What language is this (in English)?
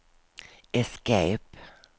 Swedish